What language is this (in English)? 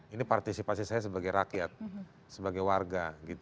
Indonesian